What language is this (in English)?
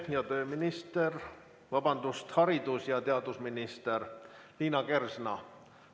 Estonian